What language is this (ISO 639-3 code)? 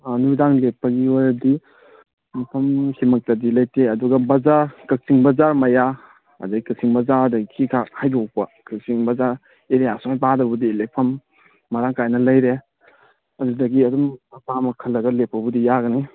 mni